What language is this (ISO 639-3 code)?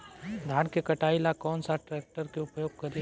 bho